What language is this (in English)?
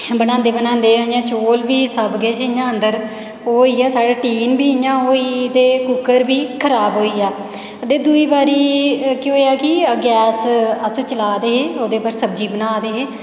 Dogri